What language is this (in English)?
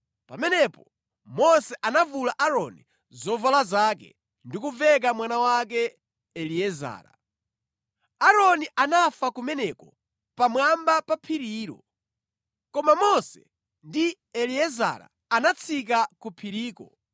Nyanja